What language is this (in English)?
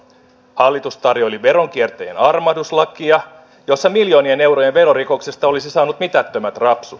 Finnish